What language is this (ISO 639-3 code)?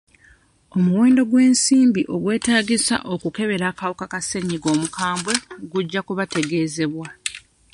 lug